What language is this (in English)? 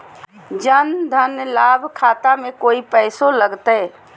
Magahi